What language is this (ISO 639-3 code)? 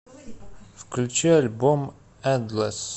rus